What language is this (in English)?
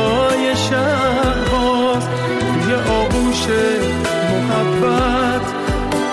Persian